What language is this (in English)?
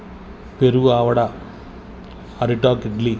Telugu